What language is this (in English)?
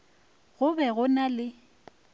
Northern Sotho